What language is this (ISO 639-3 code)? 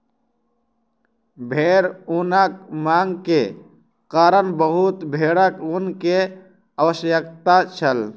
mai